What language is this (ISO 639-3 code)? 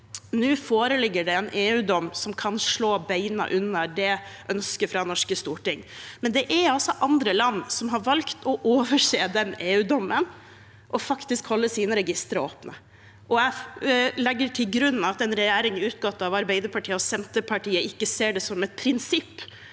nor